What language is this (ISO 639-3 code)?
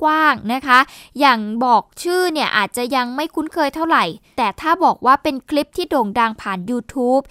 tha